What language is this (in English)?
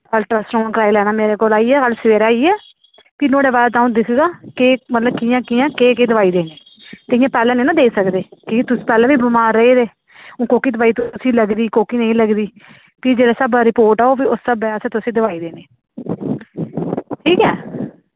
Dogri